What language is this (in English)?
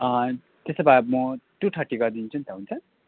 Nepali